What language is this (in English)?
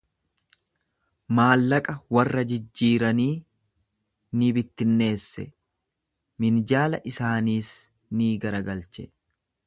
Oromo